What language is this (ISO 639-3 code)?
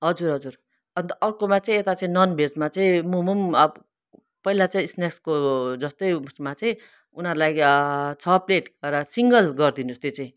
nep